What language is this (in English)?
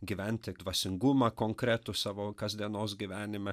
Lithuanian